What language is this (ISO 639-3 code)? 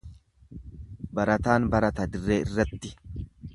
orm